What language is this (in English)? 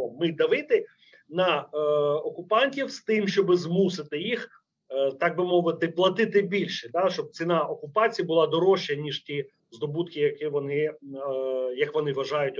Ukrainian